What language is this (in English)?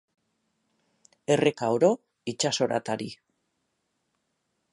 Basque